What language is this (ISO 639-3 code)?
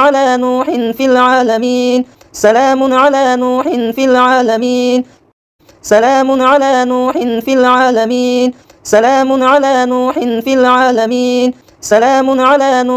ara